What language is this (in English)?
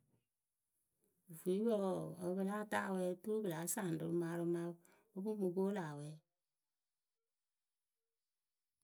Akebu